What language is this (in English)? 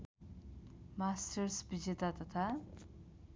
Nepali